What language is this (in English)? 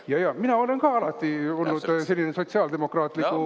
Estonian